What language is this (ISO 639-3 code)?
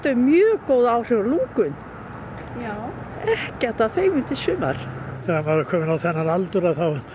isl